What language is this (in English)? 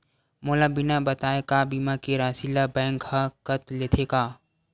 Chhattisgarhi